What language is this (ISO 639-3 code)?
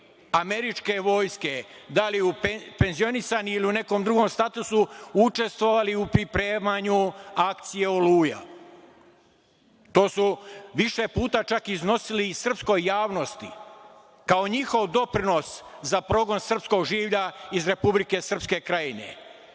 srp